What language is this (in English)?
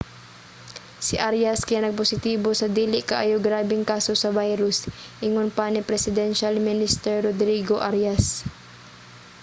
Cebuano